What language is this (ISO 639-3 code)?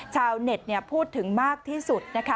tha